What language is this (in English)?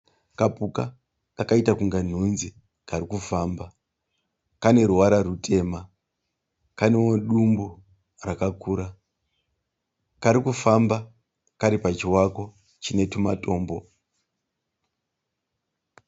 Shona